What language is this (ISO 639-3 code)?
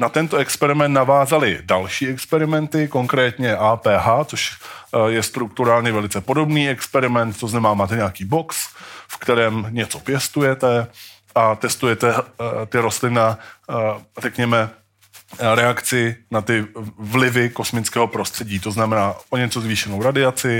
ces